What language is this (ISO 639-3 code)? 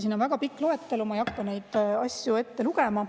est